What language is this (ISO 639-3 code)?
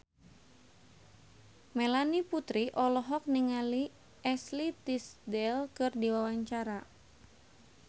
sun